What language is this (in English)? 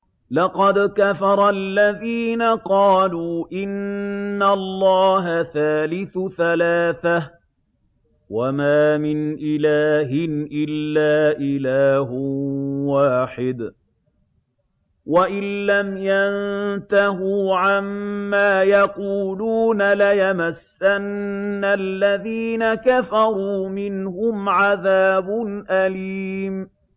Arabic